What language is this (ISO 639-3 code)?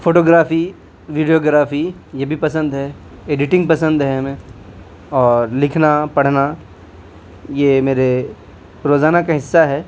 urd